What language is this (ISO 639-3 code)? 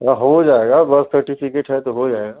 hin